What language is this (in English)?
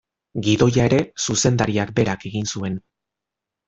Basque